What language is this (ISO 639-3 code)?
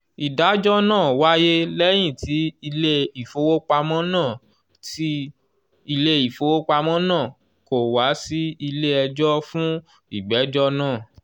yor